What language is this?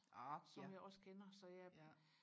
Danish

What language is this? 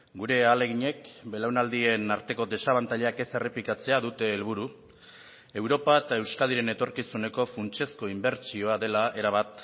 Basque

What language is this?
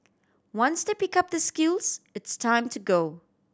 English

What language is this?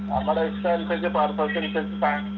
Malayalam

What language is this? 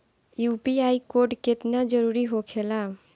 Bhojpuri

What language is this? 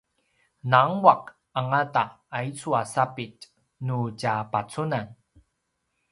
Paiwan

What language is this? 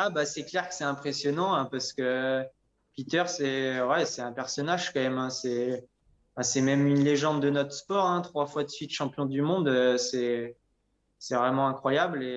French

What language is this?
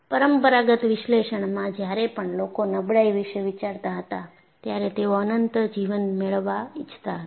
Gujarati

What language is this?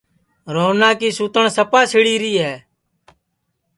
Sansi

